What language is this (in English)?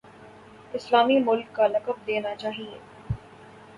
Urdu